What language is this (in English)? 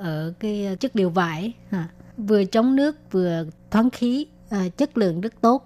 Vietnamese